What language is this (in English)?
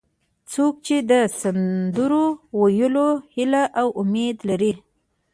Pashto